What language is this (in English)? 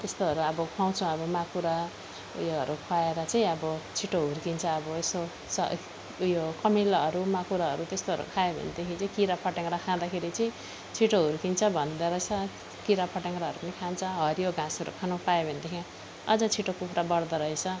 Nepali